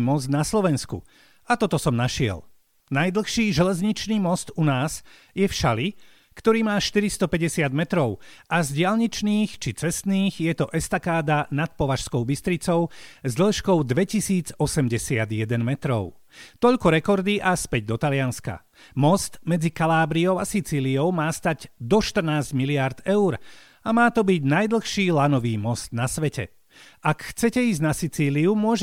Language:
Slovak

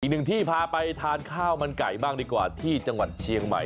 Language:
Thai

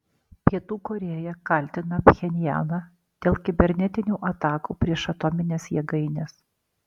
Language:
Lithuanian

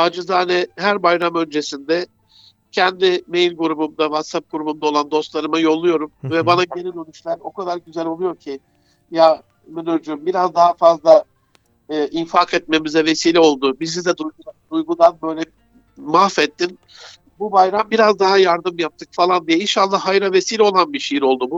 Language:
Turkish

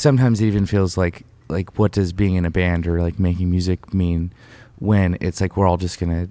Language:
English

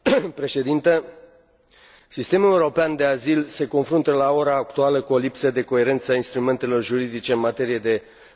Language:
Romanian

